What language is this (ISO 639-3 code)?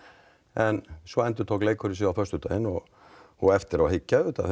isl